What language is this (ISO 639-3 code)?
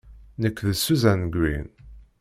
kab